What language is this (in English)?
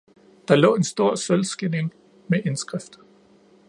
Danish